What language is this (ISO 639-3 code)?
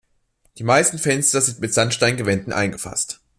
deu